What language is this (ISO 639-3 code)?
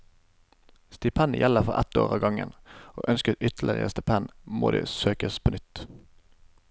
nor